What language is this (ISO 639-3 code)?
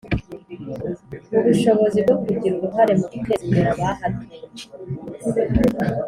kin